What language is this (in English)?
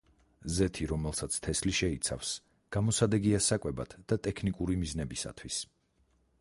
Georgian